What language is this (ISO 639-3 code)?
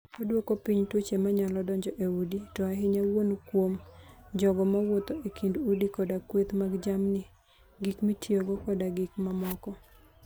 luo